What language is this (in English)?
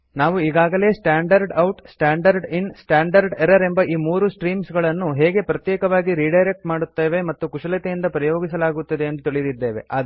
Kannada